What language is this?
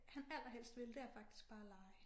Danish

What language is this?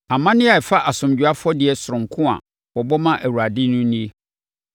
Akan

